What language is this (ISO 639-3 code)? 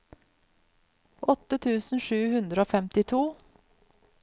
nor